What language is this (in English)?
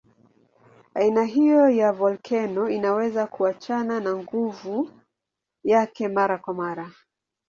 Swahili